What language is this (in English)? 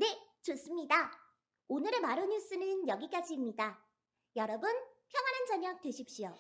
Korean